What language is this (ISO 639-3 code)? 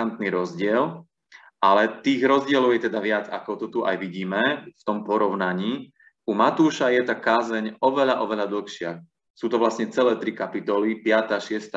slk